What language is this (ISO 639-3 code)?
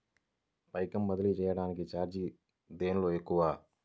tel